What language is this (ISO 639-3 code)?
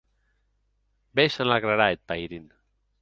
oci